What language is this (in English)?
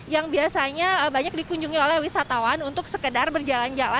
Indonesian